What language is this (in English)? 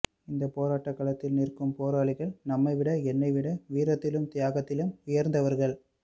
Tamil